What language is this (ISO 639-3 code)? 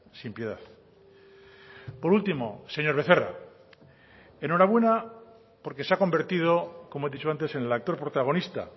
spa